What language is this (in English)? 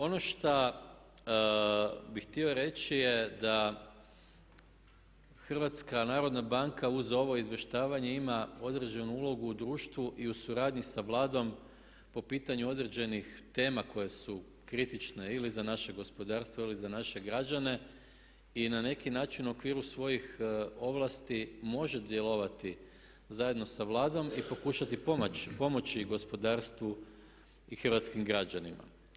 Croatian